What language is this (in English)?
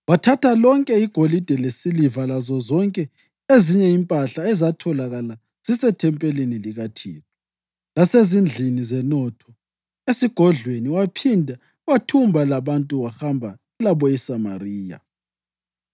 North Ndebele